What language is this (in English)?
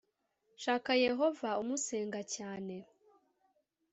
Kinyarwanda